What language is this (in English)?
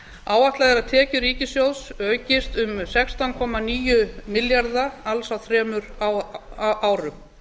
Icelandic